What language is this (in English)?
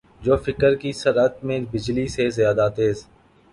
Urdu